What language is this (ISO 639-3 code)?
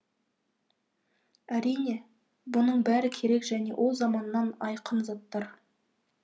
kaz